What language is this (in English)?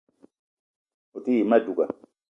Eton (Cameroon)